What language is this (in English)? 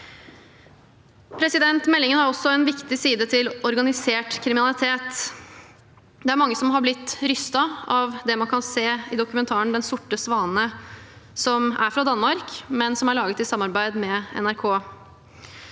Norwegian